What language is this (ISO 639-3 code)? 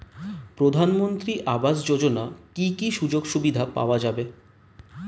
ben